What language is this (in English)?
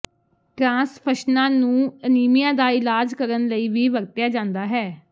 Punjabi